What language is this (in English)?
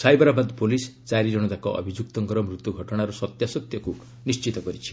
Odia